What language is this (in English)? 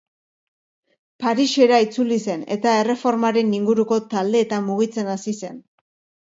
Basque